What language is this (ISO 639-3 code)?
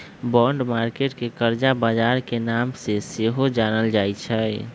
mag